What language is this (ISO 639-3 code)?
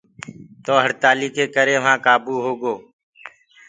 ggg